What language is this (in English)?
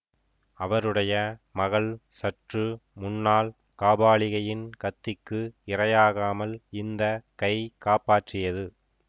Tamil